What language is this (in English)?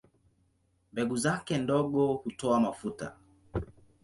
Swahili